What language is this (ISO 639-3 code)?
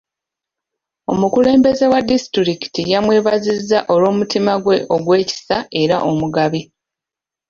lug